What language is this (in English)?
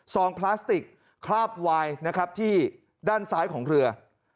Thai